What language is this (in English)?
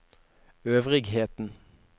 Norwegian